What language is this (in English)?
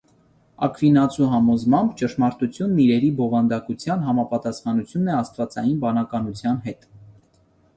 Armenian